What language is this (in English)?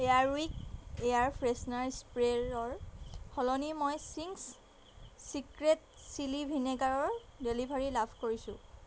Assamese